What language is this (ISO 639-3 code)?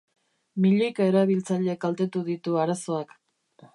eus